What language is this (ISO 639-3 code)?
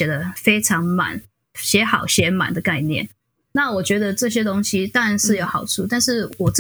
zho